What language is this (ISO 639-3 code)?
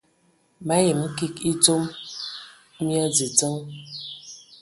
ewo